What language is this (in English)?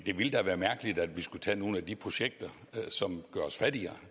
Danish